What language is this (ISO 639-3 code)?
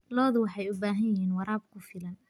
som